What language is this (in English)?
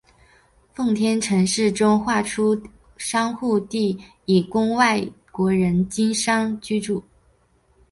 Chinese